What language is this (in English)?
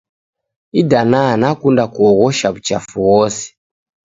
Taita